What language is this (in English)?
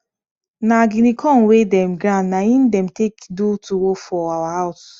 Nigerian Pidgin